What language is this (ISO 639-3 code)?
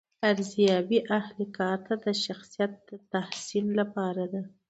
pus